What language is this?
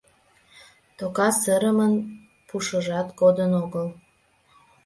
Mari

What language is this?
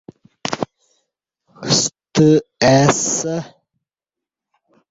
Kati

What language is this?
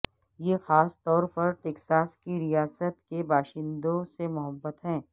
Urdu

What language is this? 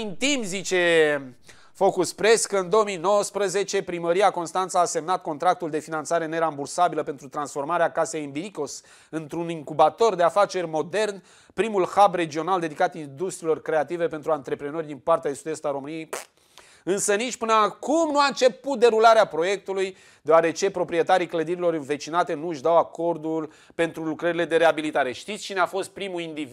Romanian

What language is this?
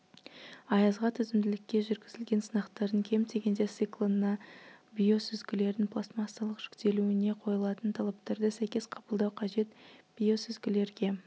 Kazakh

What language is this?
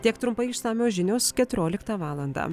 Lithuanian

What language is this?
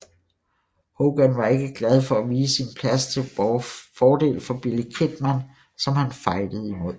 Danish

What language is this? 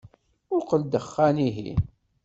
Kabyle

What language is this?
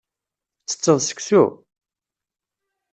Kabyle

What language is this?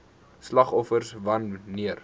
Afrikaans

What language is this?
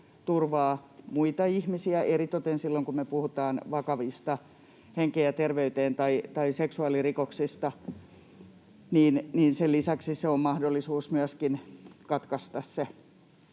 Finnish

